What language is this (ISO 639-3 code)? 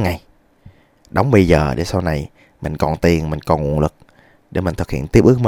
vie